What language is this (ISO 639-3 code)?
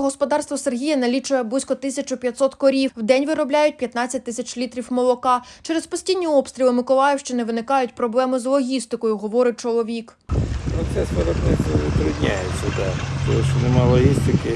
ukr